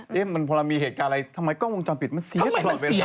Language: Thai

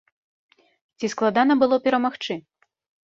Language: Belarusian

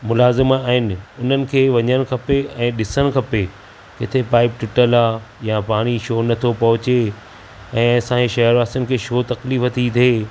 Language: Sindhi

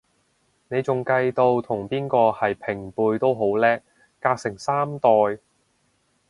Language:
Cantonese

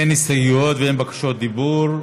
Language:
Hebrew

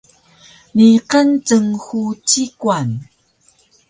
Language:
Taroko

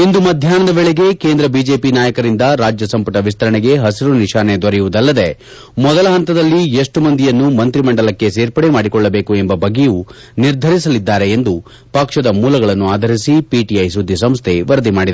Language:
Kannada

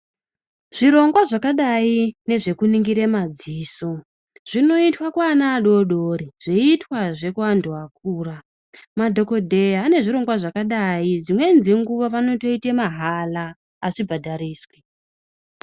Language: Ndau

